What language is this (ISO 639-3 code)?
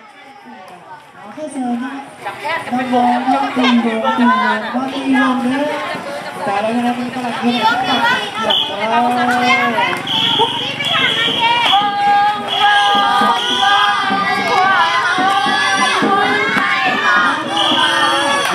tha